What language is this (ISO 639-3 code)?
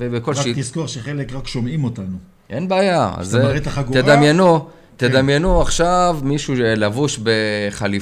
heb